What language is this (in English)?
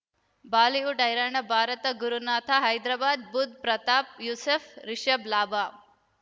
Kannada